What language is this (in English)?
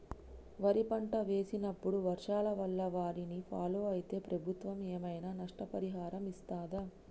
Telugu